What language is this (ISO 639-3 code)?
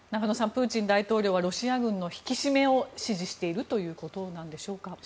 jpn